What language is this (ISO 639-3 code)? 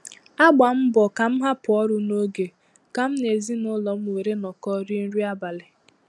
ibo